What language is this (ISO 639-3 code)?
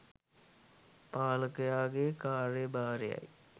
sin